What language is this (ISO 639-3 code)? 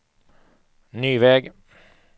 swe